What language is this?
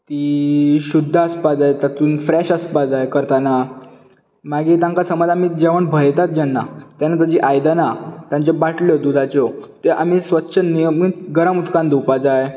Konkani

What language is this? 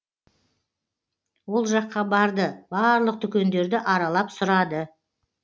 Kazakh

